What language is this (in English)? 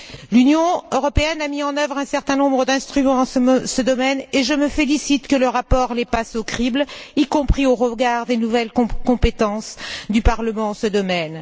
French